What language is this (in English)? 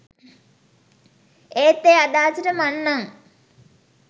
Sinhala